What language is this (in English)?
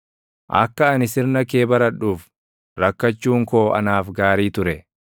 Oromo